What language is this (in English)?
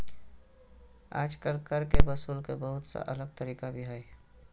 Magahi